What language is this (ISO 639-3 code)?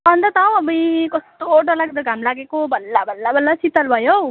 nep